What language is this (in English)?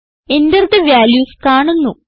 Malayalam